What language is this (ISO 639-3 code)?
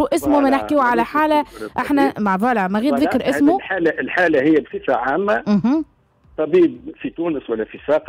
ara